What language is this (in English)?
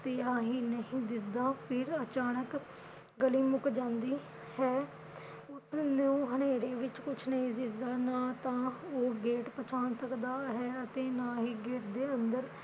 Punjabi